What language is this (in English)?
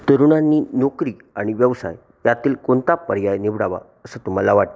Marathi